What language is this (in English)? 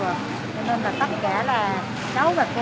Vietnamese